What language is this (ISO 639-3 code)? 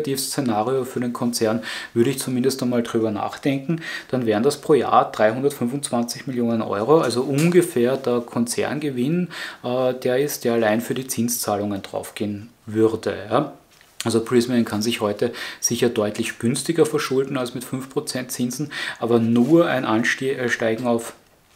deu